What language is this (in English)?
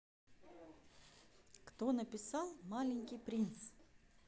Russian